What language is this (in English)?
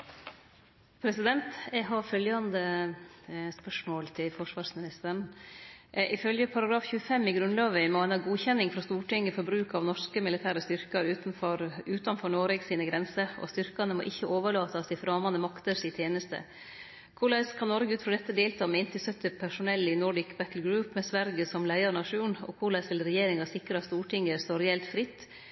Norwegian